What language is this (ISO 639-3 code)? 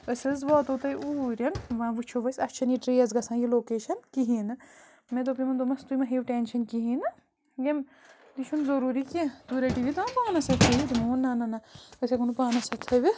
kas